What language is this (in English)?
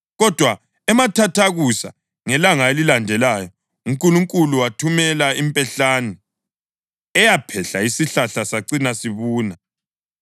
North Ndebele